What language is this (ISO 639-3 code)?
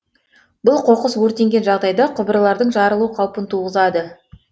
kaz